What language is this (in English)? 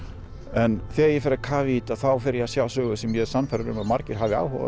Icelandic